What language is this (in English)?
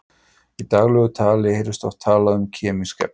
Icelandic